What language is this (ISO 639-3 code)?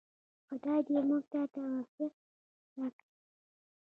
pus